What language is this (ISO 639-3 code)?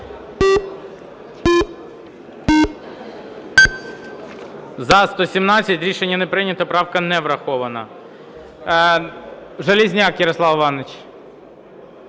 ukr